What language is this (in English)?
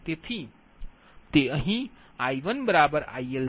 Gujarati